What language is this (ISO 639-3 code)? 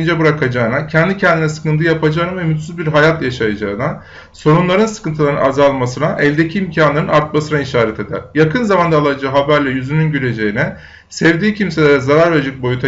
tur